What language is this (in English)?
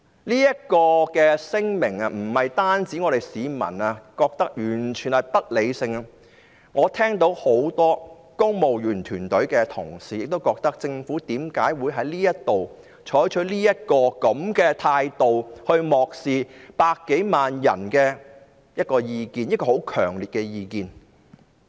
Cantonese